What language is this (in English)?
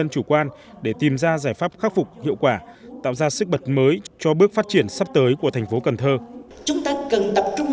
Vietnamese